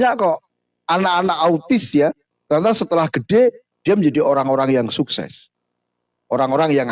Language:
Indonesian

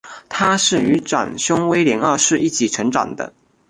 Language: Chinese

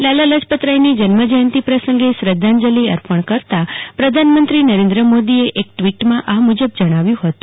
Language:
Gujarati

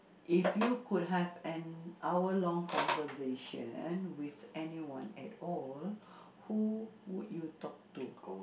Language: English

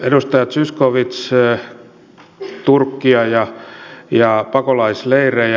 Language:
Finnish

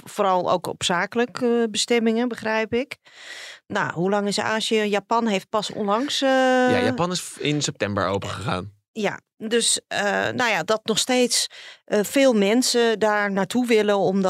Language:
Dutch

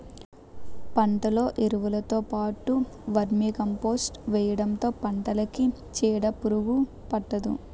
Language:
Telugu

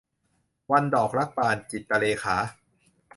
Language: Thai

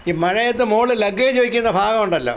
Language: Malayalam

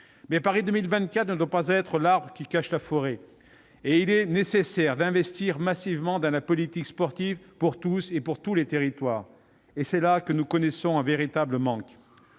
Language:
French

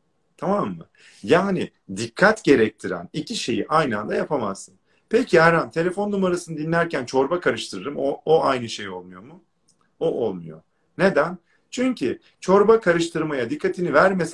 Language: Turkish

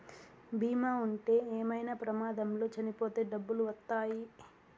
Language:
Telugu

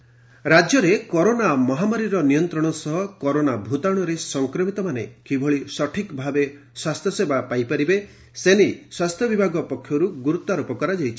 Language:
Odia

